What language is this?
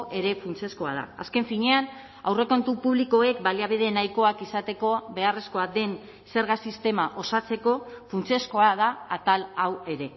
Basque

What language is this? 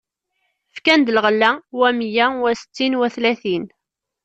Kabyle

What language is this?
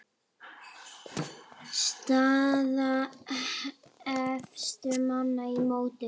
Icelandic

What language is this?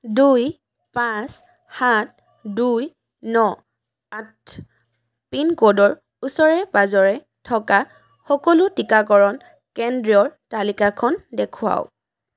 Assamese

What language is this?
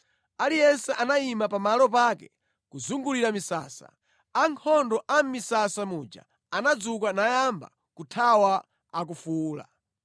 Nyanja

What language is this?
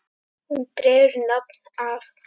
Icelandic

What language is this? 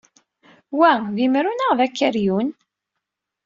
Kabyle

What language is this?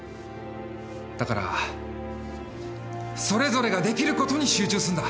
Japanese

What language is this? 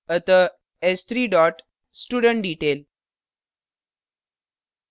Hindi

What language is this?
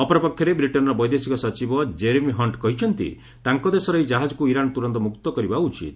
Odia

